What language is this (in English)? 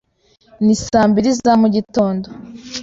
Kinyarwanda